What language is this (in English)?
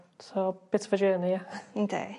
Welsh